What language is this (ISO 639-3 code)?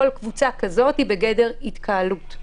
heb